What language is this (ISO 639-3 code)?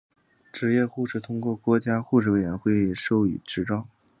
zho